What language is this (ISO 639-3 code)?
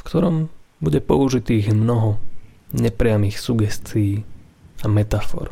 slk